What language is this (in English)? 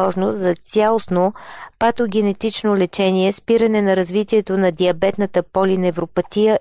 Bulgarian